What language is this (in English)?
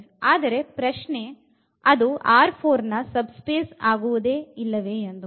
Kannada